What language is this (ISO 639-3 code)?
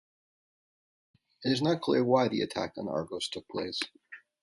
eng